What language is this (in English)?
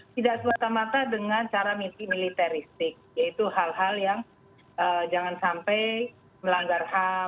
Indonesian